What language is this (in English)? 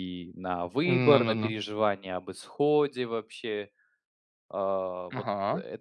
Russian